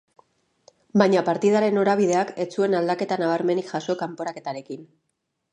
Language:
Basque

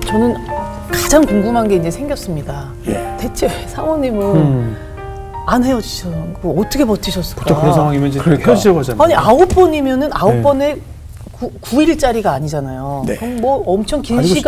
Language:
Korean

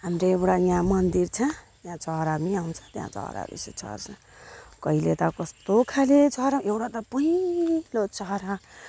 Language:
Nepali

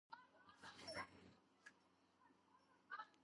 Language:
Georgian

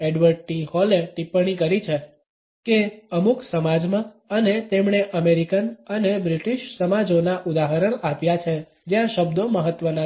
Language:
Gujarati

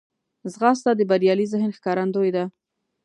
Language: Pashto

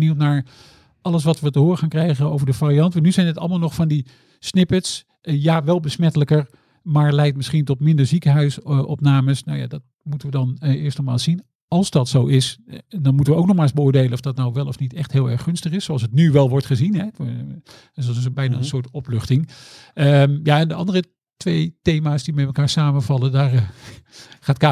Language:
Dutch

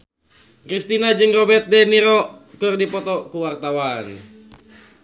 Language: Sundanese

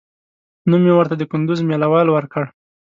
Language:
Pashto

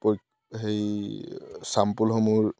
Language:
Assamese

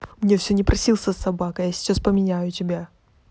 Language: Russian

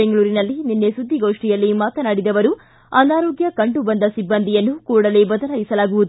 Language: Kannada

